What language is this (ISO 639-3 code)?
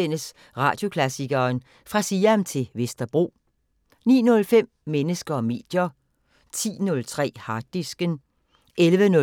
dan